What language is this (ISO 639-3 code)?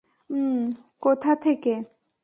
ben